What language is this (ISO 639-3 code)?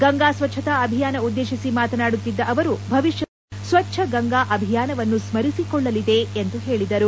kan